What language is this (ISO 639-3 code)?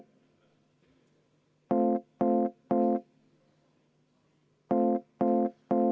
est